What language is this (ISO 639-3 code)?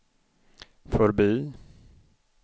swe